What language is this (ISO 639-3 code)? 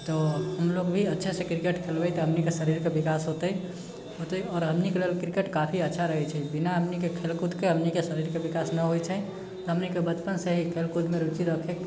mai